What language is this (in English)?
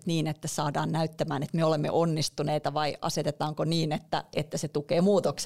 Finnish